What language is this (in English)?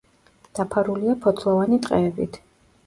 Georgian